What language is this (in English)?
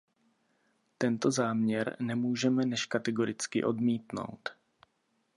Czech